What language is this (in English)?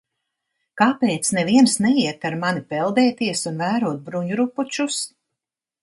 Latvian